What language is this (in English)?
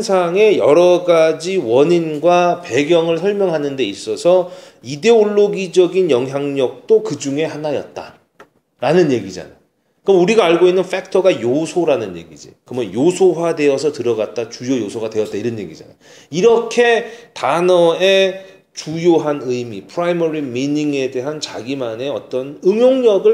Korean